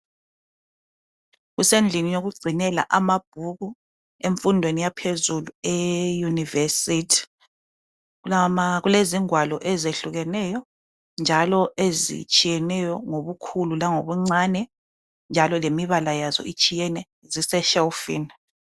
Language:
North Ndebele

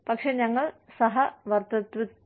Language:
Malayalam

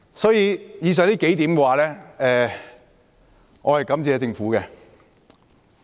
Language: Cantonese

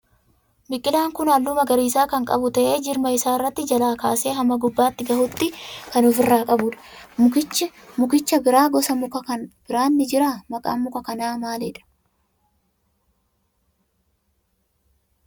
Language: Oromo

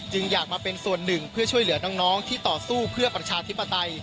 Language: Thai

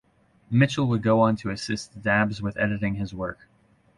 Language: English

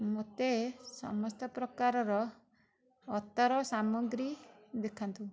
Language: Odia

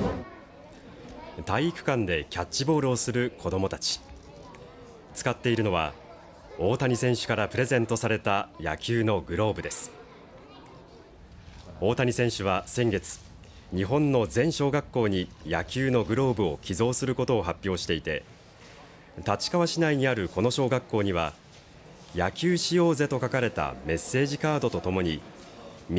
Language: Japanese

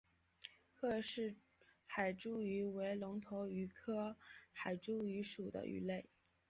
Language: Chinese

